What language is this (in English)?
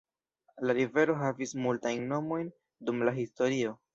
Esperanto